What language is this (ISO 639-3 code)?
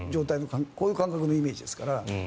jpn